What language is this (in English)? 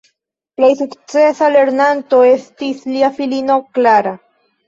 Esperanto